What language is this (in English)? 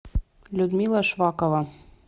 Russian